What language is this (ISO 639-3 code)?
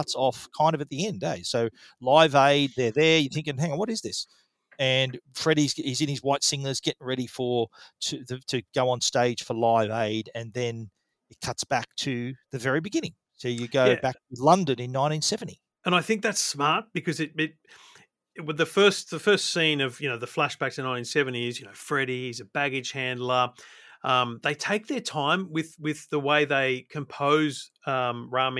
eng